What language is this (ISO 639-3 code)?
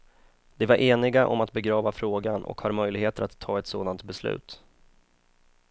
swe